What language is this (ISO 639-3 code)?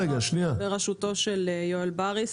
heb